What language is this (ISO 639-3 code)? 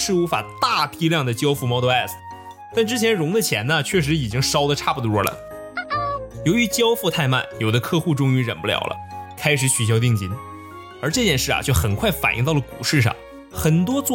zho